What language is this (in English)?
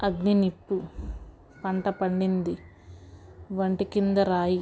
Telugu